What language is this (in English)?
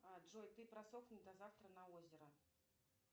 Russian